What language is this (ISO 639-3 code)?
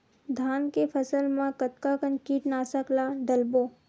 hne